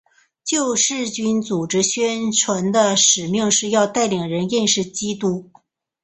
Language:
Chinese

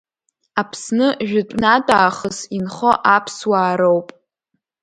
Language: Abkhazian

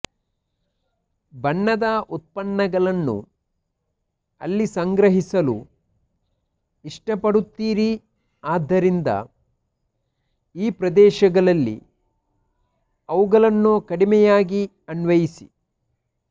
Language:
Kannada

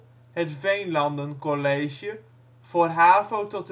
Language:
Dutch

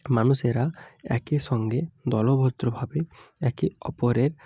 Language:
Bangla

